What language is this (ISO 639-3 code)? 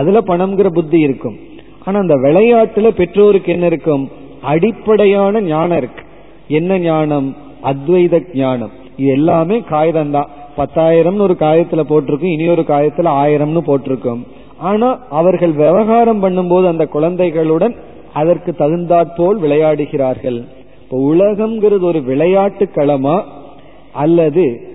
tam